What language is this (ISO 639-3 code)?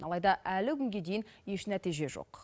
kaz